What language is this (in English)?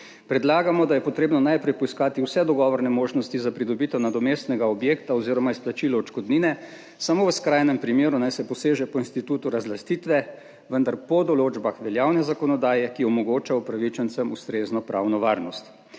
Slovenian